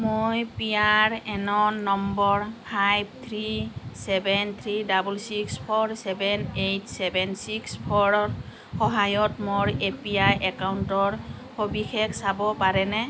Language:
Assamese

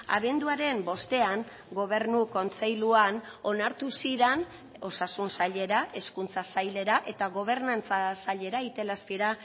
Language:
Basque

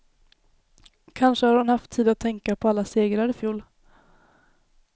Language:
Swedish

